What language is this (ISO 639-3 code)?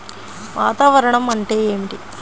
tel